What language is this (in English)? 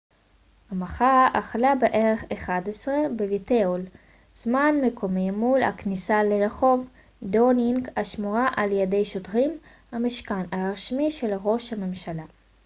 Hebrew